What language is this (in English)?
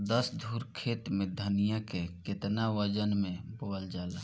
Bhojpuri